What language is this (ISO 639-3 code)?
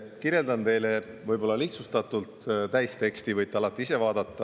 est